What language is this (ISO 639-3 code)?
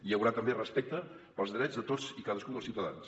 cat